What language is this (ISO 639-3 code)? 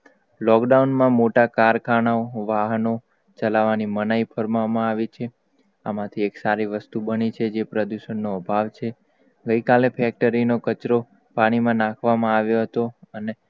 guj